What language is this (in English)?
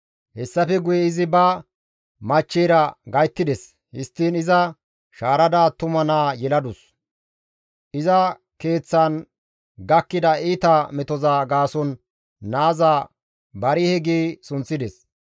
Gamo